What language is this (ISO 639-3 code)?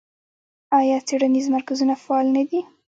pus